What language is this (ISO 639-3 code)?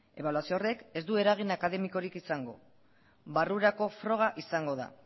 eus